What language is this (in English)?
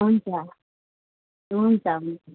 Nepali